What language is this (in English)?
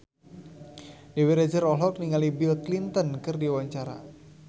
Sundanese